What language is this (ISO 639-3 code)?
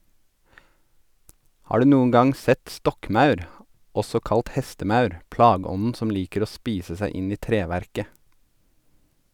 nor